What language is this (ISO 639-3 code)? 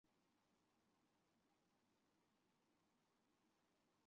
zho